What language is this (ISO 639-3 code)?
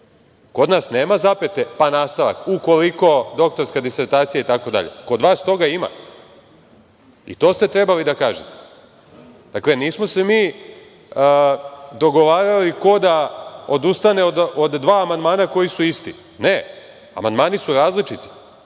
srp